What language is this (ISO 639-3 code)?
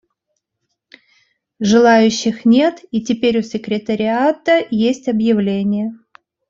rus